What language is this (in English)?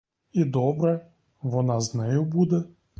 Ukrainian